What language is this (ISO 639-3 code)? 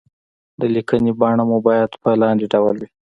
pus